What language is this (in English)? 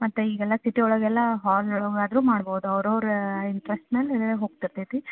Kannada